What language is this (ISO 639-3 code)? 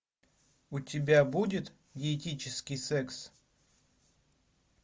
rus